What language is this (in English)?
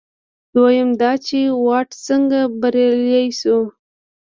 Pashto